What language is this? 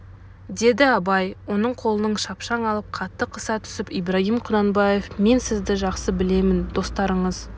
Kazakh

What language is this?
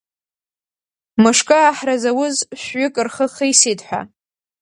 Abkhazian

